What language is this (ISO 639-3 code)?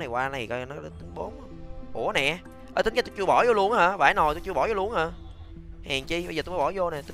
vie